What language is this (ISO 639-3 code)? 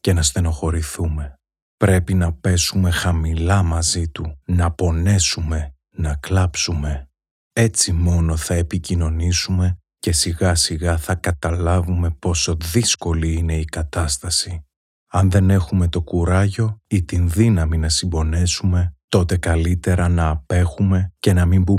ell